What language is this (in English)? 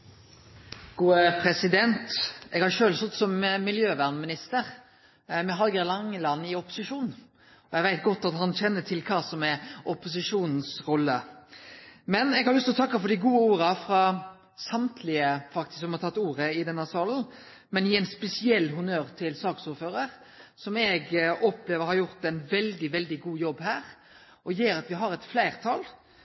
Norwegian